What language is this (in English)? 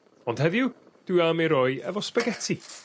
Welsh